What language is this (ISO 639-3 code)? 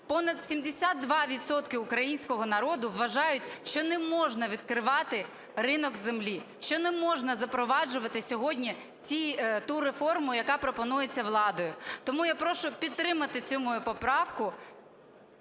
ukr